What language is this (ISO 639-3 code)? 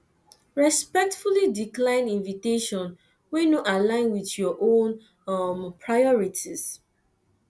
pcm